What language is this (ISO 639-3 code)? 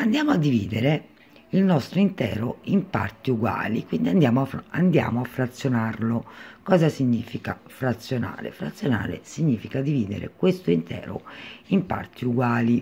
ita